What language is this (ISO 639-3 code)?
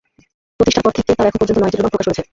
ben